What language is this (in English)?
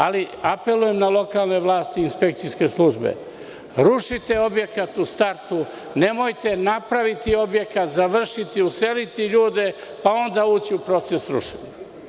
Serbian